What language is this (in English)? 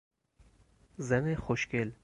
Persian